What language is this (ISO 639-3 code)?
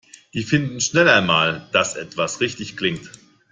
deu